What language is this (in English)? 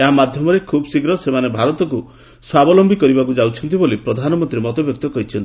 Odia